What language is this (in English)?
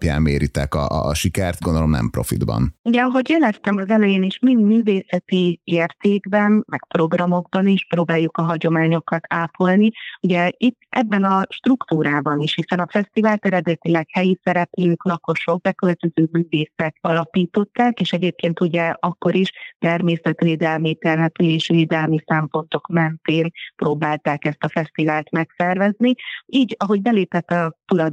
Hungarian